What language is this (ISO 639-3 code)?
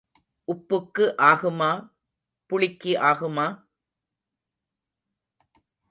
tam